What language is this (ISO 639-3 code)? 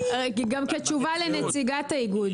heb